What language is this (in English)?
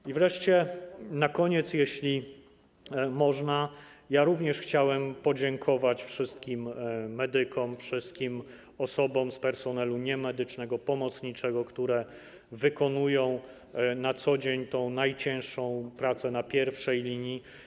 Polish